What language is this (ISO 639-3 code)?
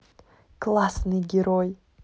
rus